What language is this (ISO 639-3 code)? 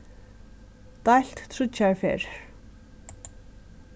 fao